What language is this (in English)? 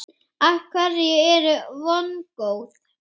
Icelandic